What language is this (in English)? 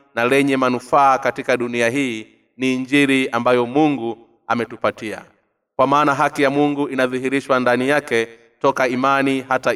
Swahili